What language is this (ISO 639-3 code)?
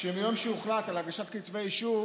heb